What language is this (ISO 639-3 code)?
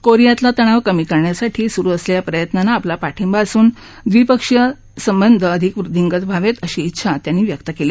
mar